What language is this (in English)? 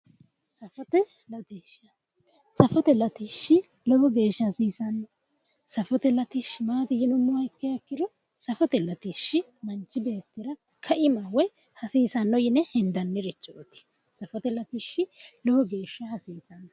Sidamo